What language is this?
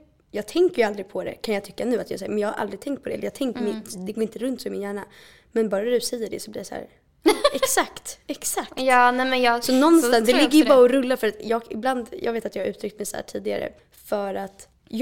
Swedish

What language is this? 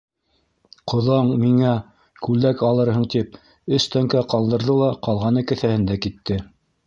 Bashkir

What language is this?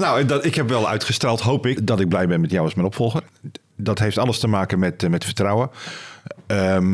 Dutch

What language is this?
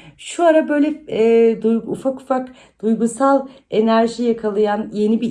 Turkish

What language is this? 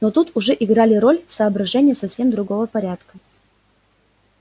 Russian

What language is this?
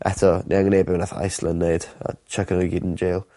Welsh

